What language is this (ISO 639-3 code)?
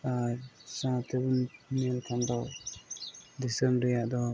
sat